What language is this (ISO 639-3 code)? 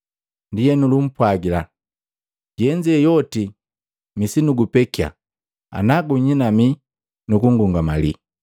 mgv